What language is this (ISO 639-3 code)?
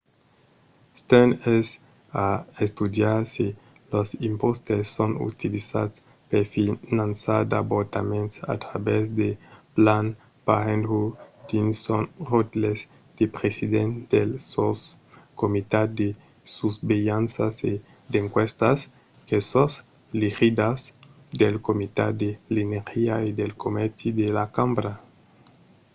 oci